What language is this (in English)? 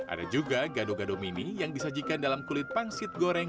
Indonesian